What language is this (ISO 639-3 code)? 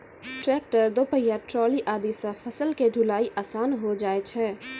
mai